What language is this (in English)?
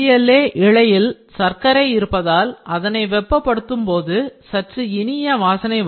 Tamil